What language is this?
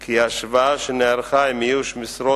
Hebrew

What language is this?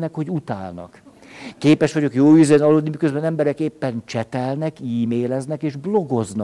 Hungarian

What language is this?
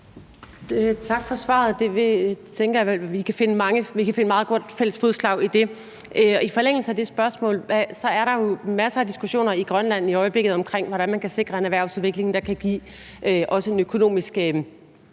Danish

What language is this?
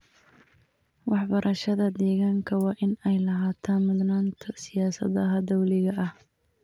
Somali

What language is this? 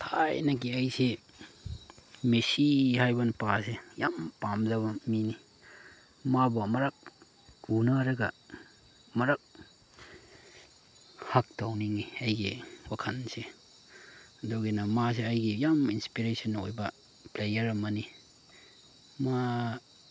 Manipuri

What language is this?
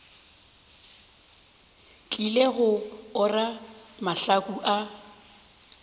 Northern Sotho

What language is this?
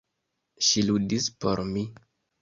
Esperanto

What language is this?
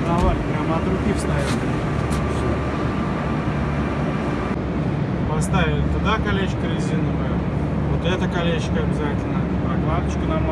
Russian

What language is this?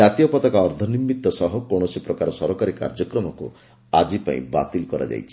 Odia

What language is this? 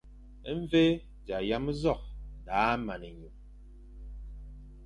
Fang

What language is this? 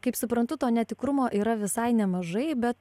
Lithuanian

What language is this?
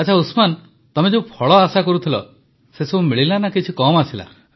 Odia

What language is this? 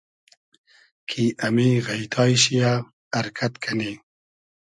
Hazaragi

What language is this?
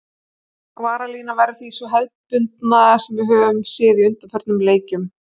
Icelandic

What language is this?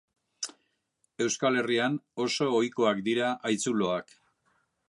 Basque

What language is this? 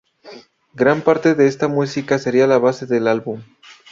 Spanish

